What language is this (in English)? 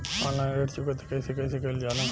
Bhojpuri